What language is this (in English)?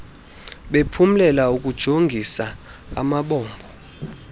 Xhosa